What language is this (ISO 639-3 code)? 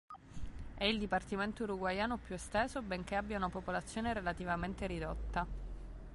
ita